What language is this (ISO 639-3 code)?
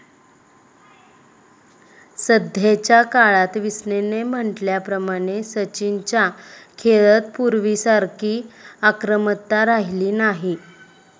mar